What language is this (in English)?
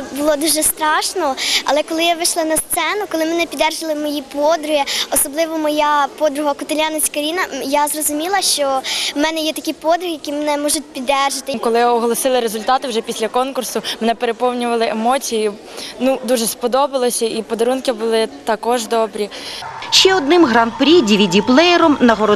Ukrainian